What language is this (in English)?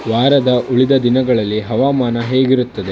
Kannada